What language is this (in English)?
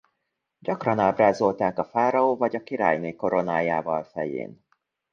Hungarian